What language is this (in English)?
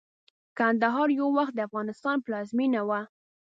Pashto